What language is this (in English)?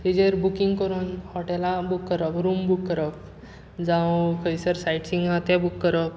Konkani